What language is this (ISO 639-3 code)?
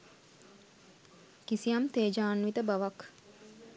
sin